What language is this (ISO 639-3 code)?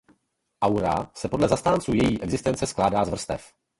ces